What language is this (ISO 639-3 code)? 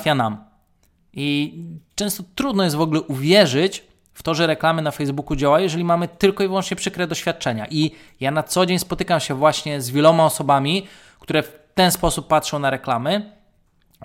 pol